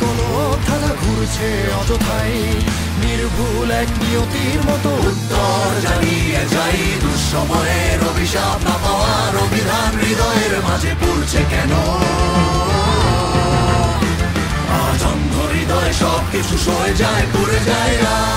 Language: Bangla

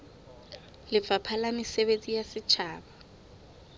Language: Southern Sotho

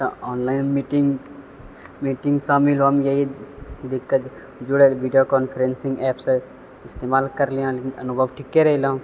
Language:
Maithili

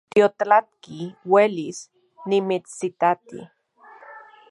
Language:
Central Puebla Nahuatl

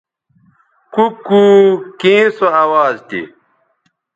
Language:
Bateri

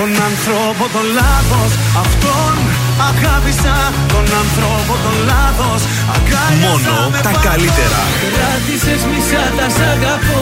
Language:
Greek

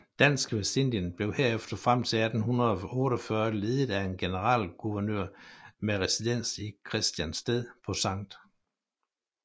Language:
Danish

